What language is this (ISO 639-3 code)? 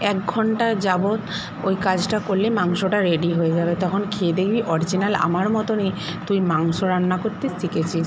ben